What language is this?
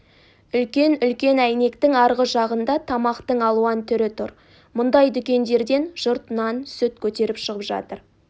Kazakh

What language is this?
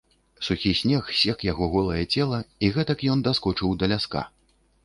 Belarusian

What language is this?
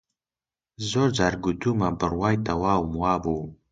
Central Kurdish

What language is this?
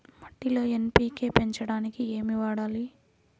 Telugu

